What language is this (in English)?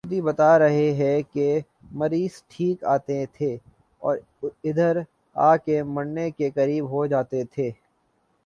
Urdu